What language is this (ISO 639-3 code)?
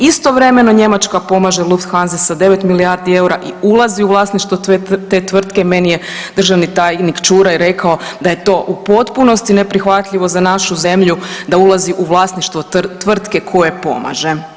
hrv